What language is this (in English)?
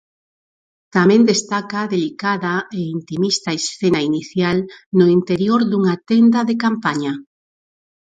Galician